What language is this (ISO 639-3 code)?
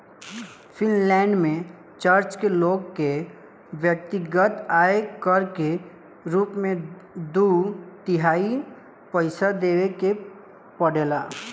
bho